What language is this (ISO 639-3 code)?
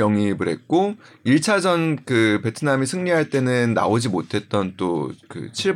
kor